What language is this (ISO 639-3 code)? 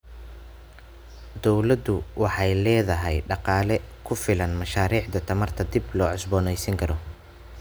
som